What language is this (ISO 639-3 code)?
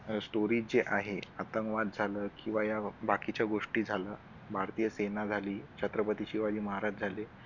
mar